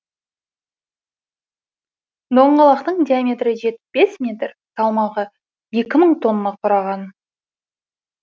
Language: Kazakh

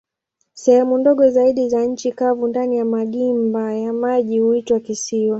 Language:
Swahili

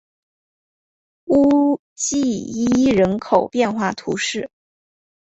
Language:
Chinese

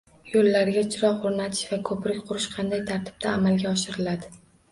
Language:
Uzbek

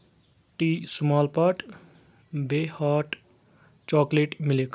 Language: Kashmiri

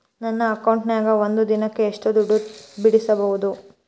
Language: Kannada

